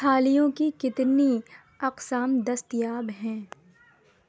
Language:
Urdu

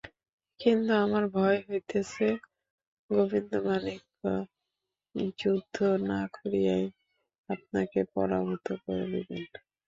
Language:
Bangla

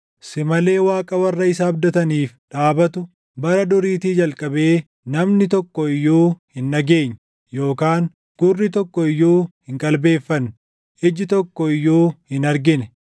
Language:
Oromo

